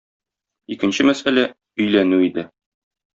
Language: Tatar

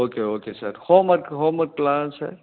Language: Tamil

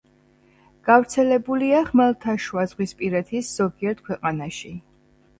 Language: Georgian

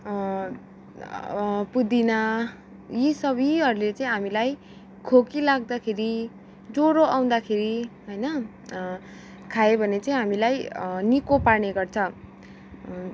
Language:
Nepali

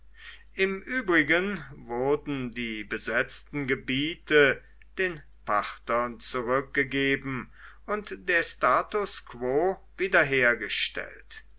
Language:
German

